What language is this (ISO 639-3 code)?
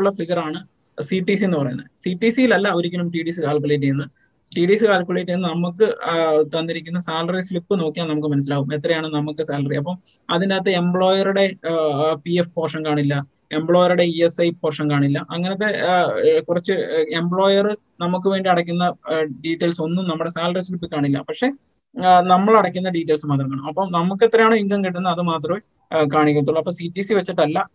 mal